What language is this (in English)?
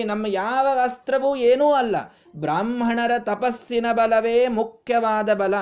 Kannada